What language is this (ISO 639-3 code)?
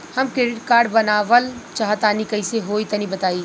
bho